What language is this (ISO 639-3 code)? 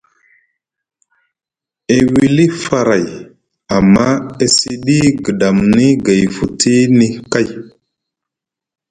mug